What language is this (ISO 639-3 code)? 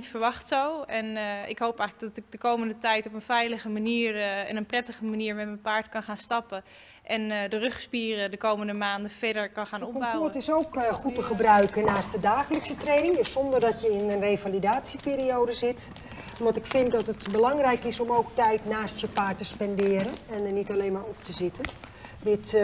nld